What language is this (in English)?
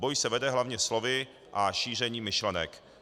Czech